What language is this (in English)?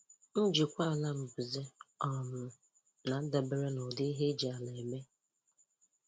Igbo